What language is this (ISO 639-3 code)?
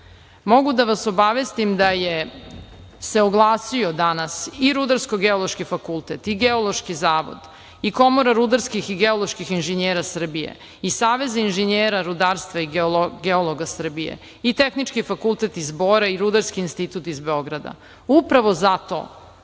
srp